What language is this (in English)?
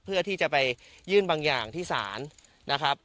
Thai